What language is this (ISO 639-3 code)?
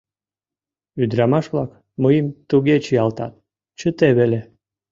chm